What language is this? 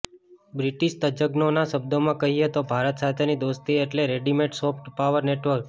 Gujarati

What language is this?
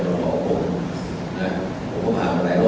Thai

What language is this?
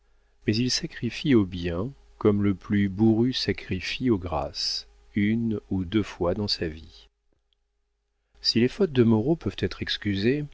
French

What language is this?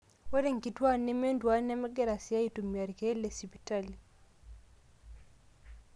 Masai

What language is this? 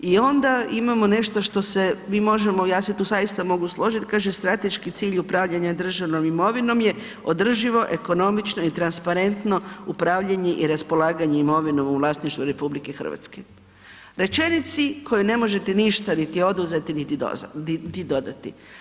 Croatian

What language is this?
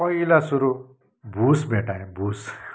Nepali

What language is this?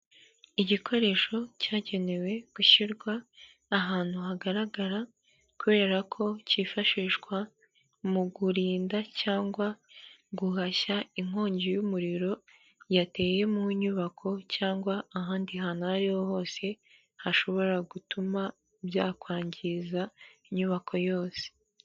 Kinyarwanda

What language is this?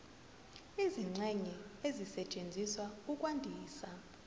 Zulu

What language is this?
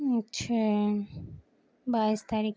Urdu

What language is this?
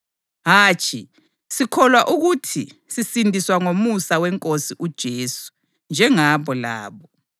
North Ndebele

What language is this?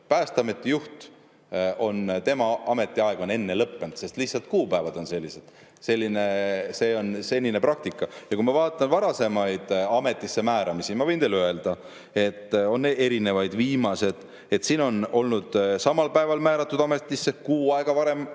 Estonian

